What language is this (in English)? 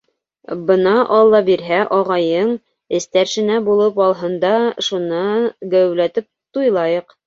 Bashkir